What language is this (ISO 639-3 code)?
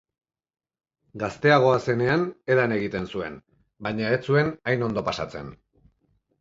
eus